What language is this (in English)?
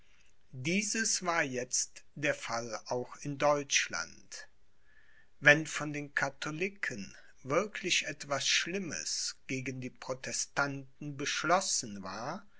German